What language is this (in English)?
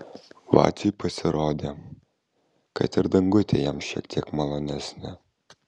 Lithuanian